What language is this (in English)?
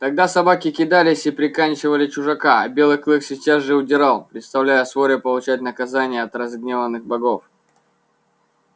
Russian